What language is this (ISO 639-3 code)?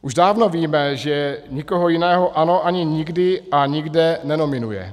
ces